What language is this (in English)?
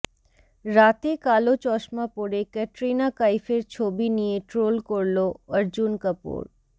Bangla